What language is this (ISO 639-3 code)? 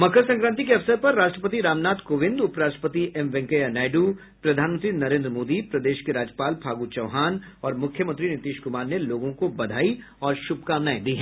hin